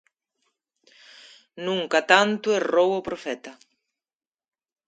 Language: Galician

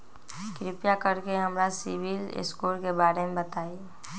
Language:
Magahi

